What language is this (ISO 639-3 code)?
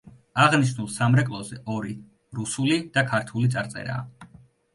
kat